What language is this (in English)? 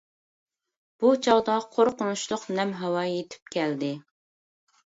Uyghur